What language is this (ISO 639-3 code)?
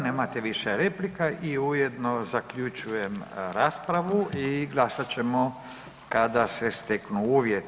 hrv